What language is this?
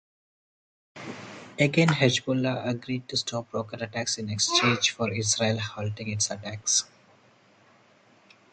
English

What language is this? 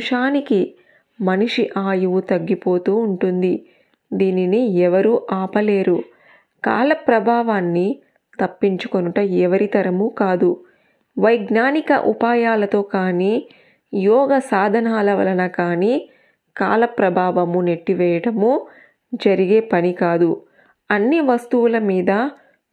Telugu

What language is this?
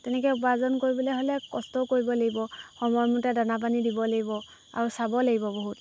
Assamese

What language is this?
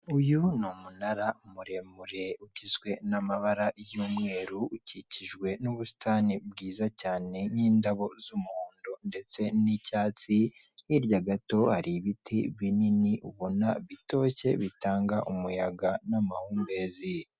Kinyarwanda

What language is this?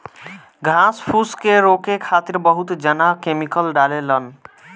Bhojpuri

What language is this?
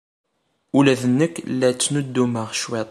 Kabyle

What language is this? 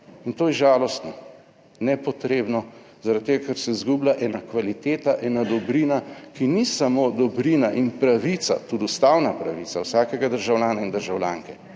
Slovenian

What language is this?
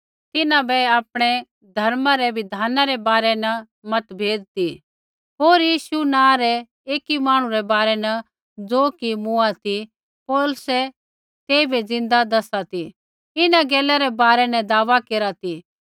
Kullu Pahari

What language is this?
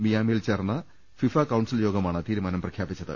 Malayalam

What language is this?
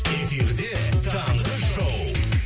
Kazakh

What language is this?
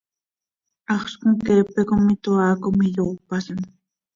Seri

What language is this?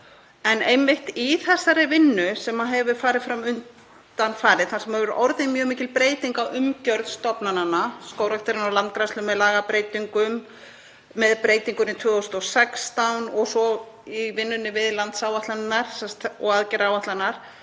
Icelandic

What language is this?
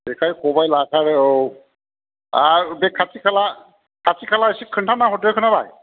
Bodo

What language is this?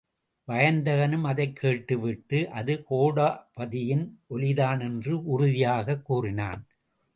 Tamil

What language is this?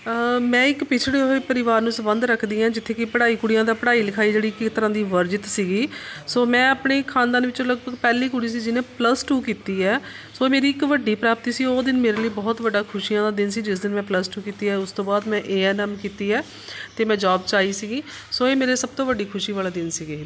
Punjabi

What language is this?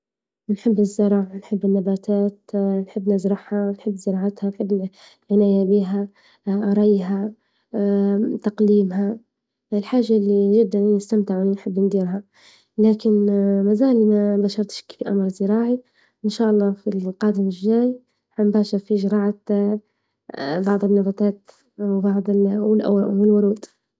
Libyan Arabic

